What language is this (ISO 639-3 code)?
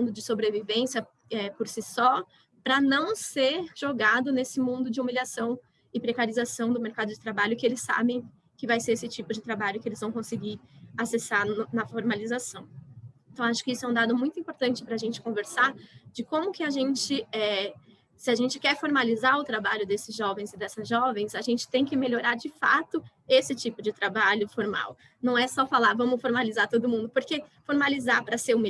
por